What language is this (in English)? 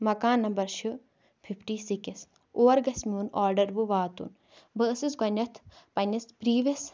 Kashmiri